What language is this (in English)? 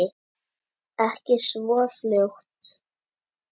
Icelandic